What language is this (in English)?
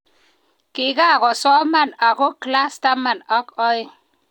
Kalenjin